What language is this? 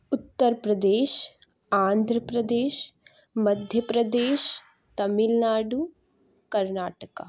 Urdu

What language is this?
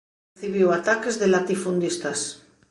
Galician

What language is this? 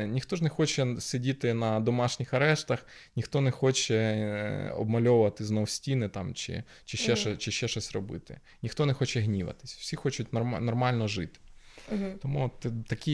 Ukrainian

